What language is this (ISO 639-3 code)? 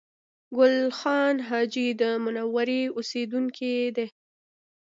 pus